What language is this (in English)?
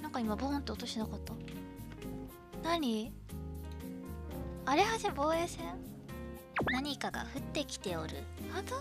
Japanese